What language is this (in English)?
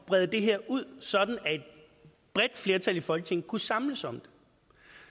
Danish